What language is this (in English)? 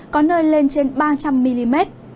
Vietnamese